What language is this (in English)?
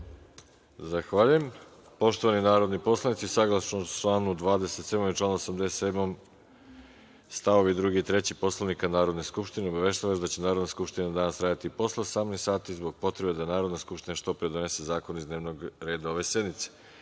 Serbian